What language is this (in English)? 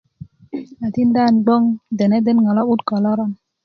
Kuku